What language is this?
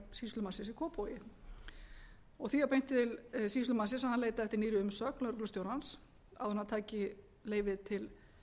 Icelandic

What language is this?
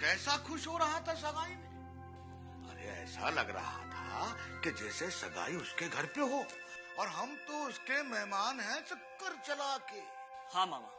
Hindi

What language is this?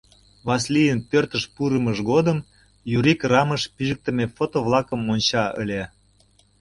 Mari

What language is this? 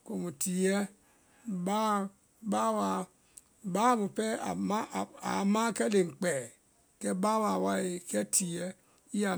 Vai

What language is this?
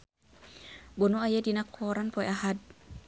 Sundanese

